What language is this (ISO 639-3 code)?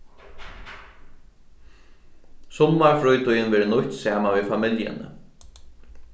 fao